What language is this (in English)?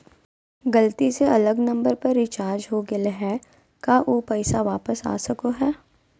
Magahi